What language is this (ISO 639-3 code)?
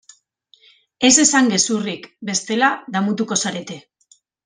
eus